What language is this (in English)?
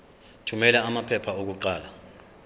Zulu